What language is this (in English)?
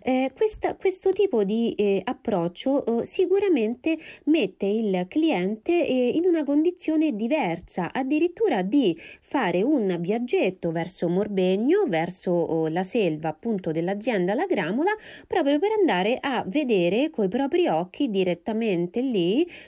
Italian